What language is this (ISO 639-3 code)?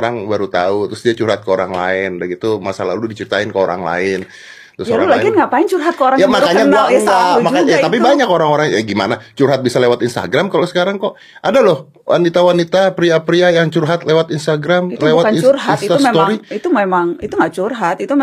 ind